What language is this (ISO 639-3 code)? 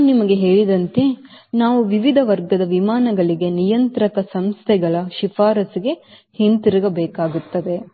kan